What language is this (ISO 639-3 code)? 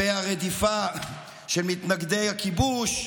heb